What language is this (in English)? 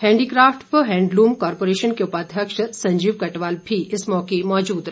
Hindi